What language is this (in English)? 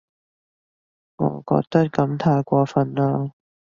Cantonese